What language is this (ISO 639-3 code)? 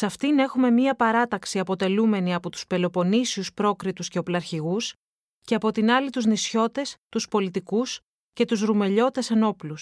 ell